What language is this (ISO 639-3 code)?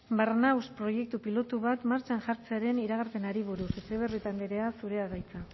eus